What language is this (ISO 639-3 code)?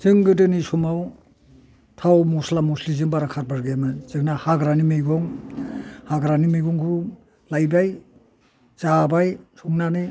brx